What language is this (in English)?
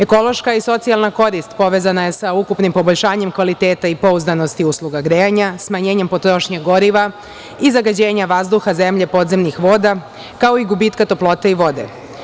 Serbian